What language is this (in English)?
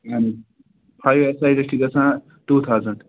Kashmiri